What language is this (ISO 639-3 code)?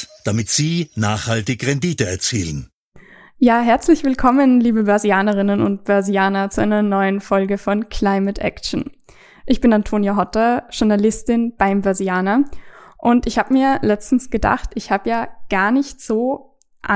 deu